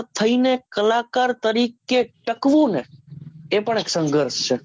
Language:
Gujarati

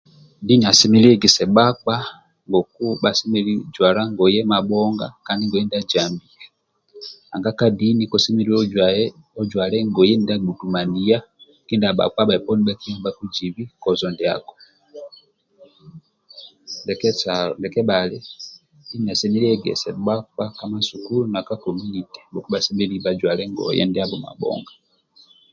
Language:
Amba (Uganda)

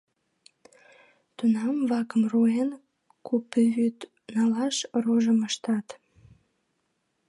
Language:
Mari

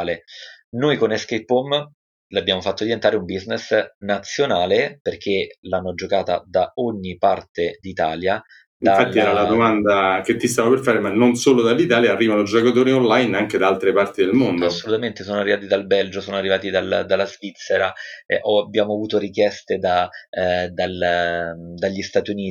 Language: Italian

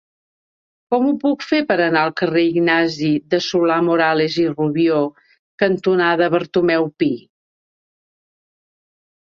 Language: Catalan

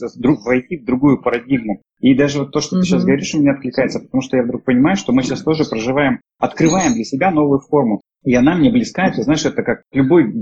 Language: Russian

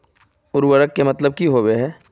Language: Magahi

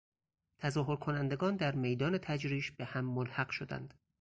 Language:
Persian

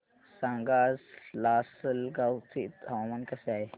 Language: Marathi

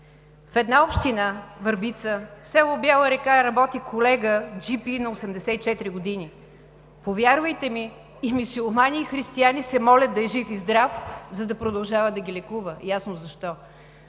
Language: Bulgarian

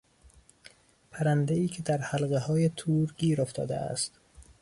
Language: Persian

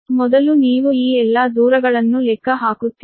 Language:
Kannada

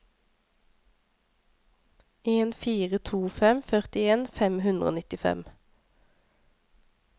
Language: Norwegian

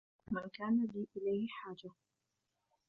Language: Arabic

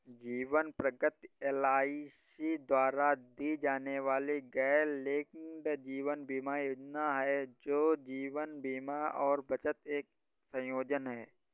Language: Hindi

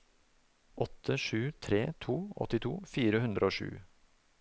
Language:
Norwegian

